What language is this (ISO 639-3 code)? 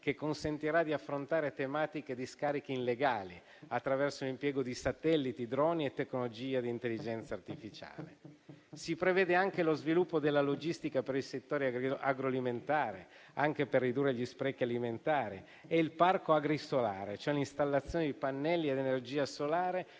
ita